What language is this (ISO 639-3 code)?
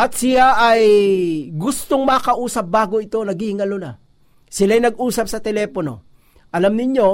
fil